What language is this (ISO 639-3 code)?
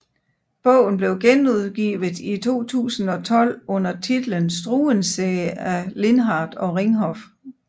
dan